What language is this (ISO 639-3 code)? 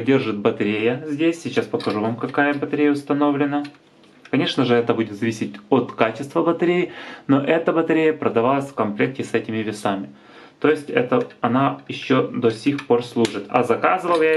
rus